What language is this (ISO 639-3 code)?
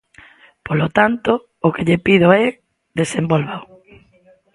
glg